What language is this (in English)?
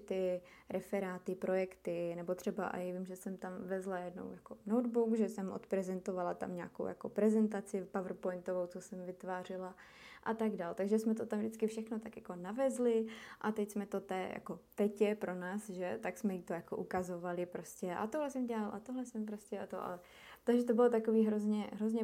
Czech